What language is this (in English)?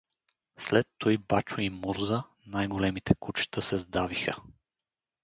Bulgarian